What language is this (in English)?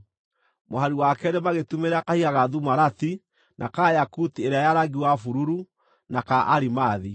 Kikuyu